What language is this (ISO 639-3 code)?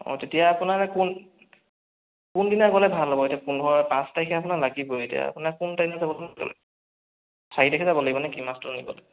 asm